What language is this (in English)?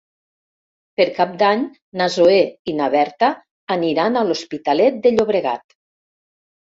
Catalan